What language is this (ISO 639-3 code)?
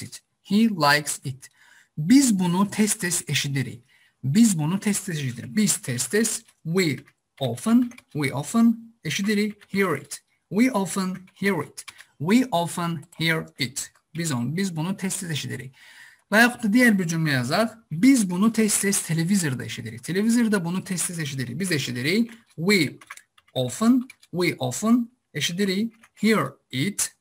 tur